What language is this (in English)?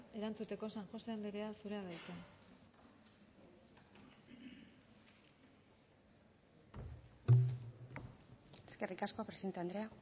Basque